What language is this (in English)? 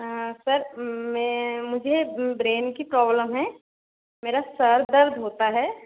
Hindi